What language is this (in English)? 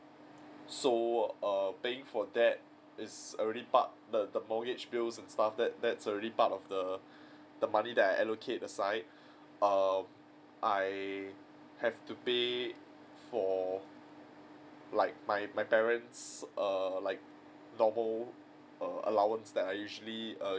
English